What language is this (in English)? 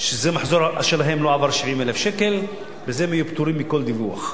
Hebrew